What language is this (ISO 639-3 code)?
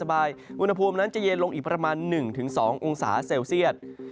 tha